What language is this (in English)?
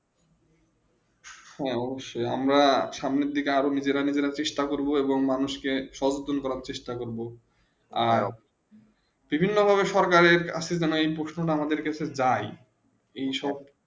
Bangla